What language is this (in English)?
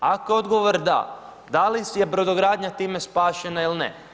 Croatian